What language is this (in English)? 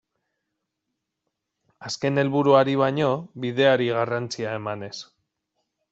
Basque